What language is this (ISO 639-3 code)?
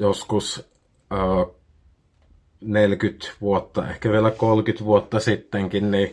fin